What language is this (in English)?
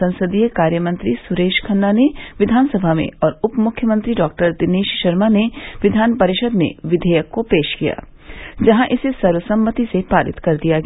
Hindi